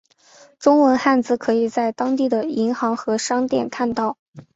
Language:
Chinese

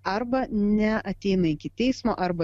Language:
Lithuanian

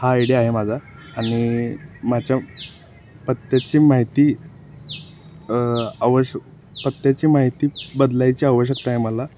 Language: Marathi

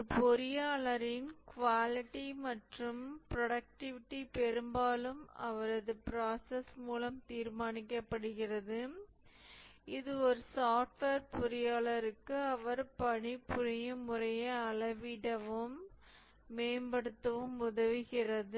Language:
Tamil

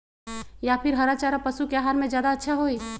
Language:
Magahi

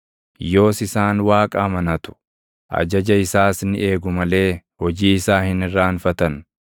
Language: Oromo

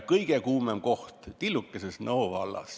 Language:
Estonian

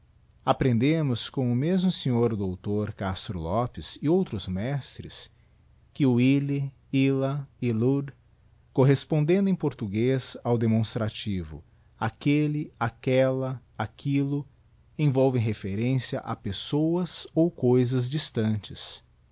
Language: Portuguese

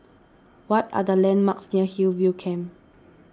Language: English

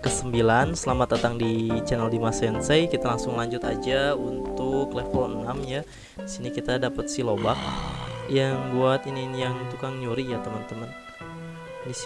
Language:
Indonesian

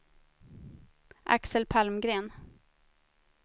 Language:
Swedish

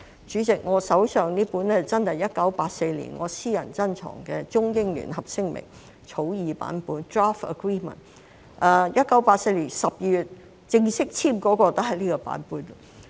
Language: Cantonese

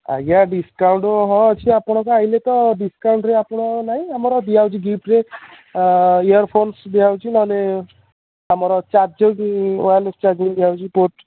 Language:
Odia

